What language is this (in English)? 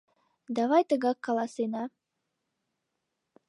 Mari